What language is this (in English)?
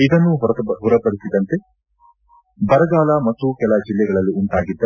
Kannada